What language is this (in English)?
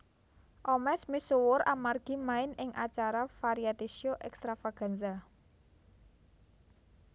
Javanese